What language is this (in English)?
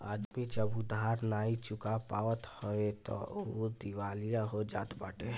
Bhojpuri